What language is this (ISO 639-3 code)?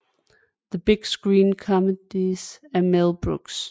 dan